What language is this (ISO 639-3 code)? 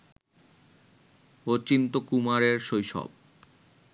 ben